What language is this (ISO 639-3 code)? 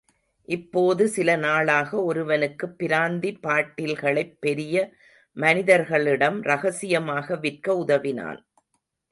tam